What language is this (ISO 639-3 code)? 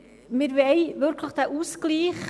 gsw